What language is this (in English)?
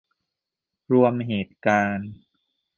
Thai